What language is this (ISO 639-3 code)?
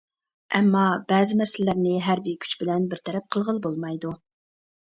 uig